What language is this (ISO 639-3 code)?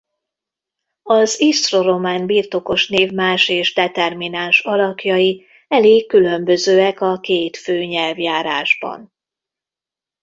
hun